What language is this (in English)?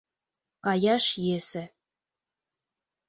Mari